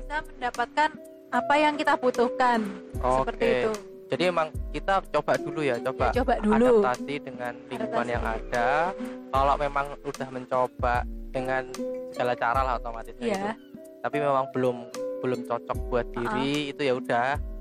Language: Indonesian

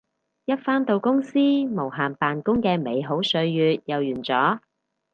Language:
Cantonese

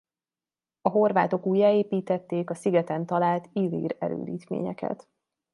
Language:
Hungarian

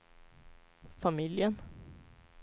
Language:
Swedish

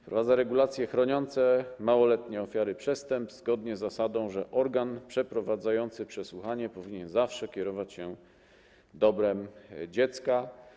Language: Polish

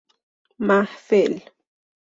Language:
Persian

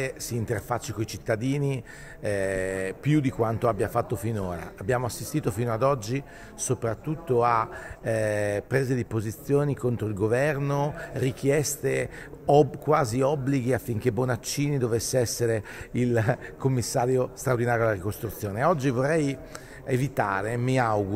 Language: Italian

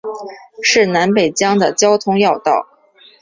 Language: Chinese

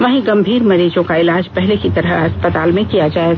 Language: Hindi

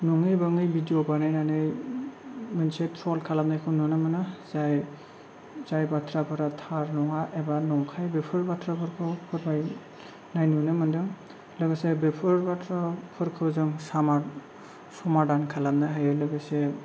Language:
Bodo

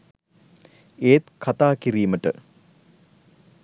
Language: Sinhala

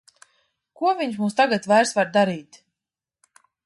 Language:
Latvian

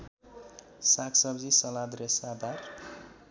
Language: Nepali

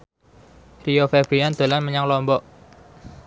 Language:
Javanese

